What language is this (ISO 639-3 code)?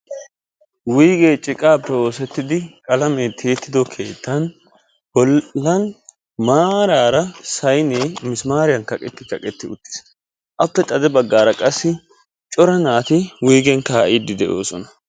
wal